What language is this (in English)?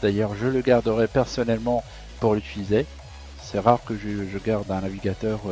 French